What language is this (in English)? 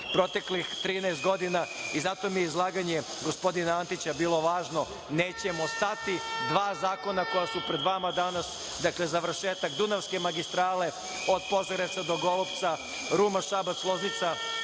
Serbian